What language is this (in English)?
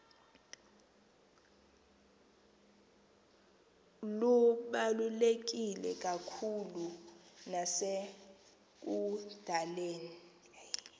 Xhosa